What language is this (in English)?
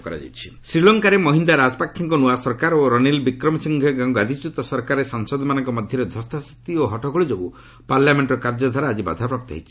Odia